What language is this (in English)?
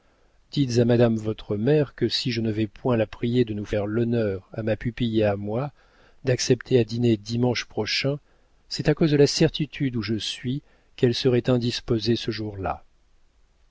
French